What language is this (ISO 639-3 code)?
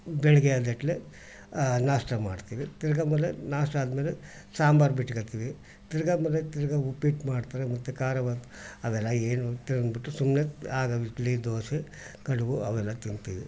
kan